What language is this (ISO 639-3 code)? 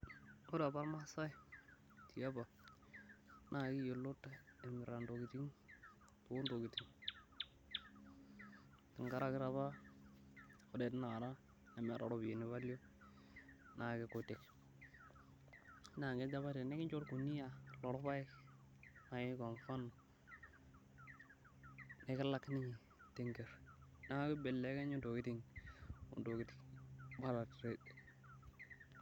mas